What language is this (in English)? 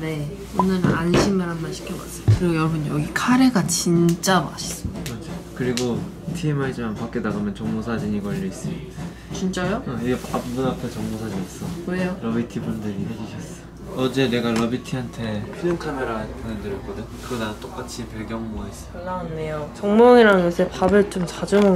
Korean